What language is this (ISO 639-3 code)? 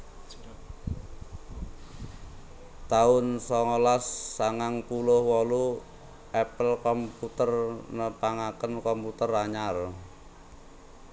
jav